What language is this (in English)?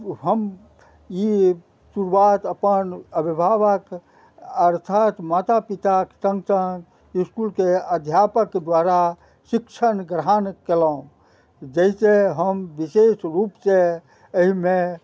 Maithili